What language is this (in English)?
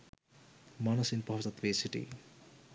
Sinhala